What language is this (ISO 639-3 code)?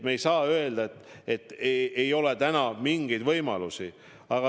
est